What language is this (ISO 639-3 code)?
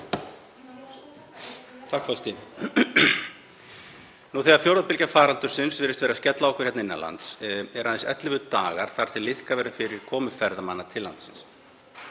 isl